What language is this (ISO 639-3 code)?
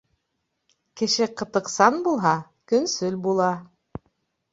bak